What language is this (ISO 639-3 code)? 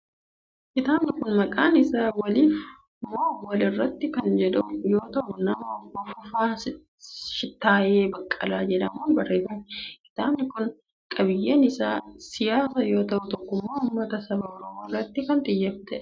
orm